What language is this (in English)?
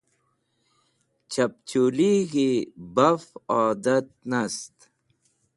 Wakhi